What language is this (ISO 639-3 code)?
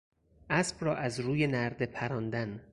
fas